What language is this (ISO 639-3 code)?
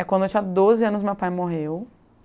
por